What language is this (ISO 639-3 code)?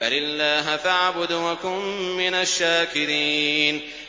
ara